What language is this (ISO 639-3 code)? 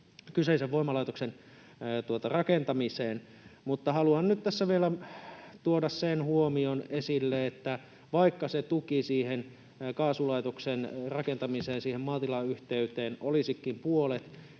fin